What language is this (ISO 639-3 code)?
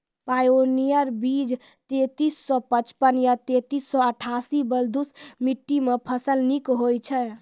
mai